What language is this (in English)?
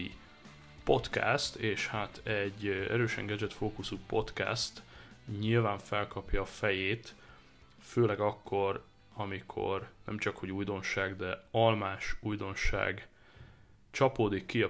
Hungarian